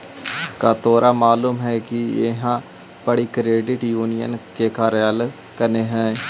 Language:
Magahi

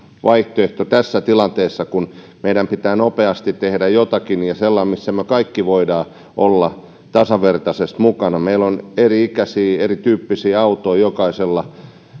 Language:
Finnish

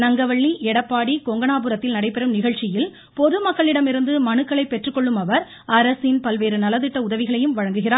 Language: Tamil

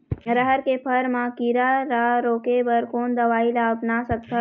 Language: Chhattisgarhi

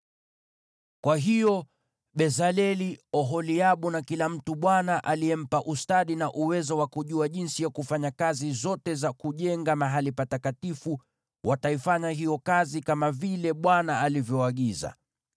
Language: Swahili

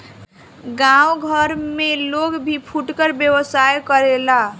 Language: Bhojpuri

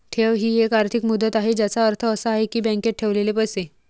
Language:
Marathi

